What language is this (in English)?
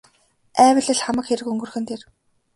Mongolian